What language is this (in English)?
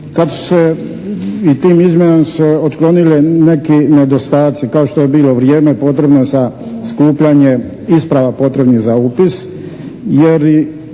Croatian